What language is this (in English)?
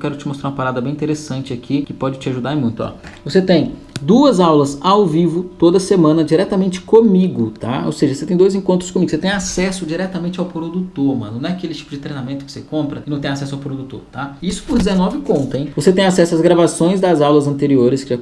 Portuguese